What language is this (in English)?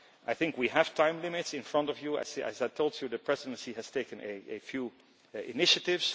English